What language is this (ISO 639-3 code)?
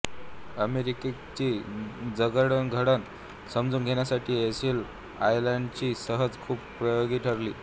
mar